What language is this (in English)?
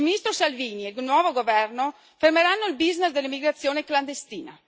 Italian